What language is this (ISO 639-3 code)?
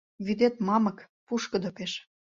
chm